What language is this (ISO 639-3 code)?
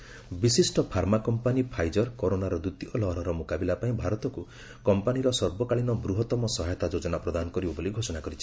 ori